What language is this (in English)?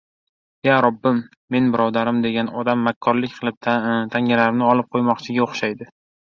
Uzbek